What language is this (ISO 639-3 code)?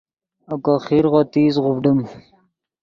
ydg